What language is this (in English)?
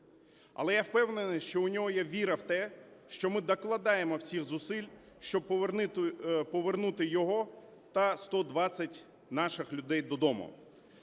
Ukrainian